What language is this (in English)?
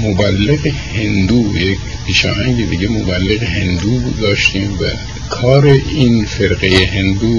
Persian